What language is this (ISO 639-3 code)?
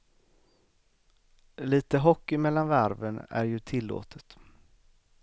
swe